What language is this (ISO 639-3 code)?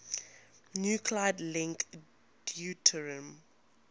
eng